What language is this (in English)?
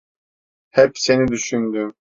Turkish